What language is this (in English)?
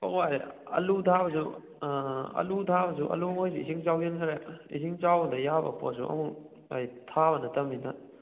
Manipuri